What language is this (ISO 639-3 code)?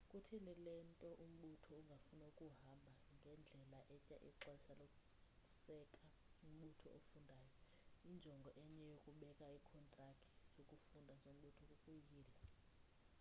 xho